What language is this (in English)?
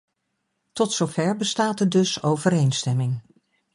Dutch